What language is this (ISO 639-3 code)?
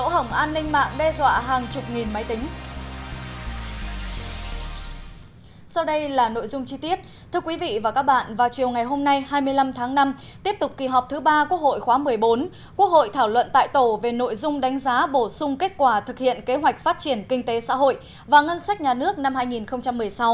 vie